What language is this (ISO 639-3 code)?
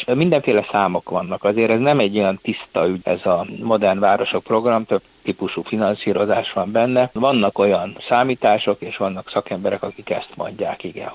hun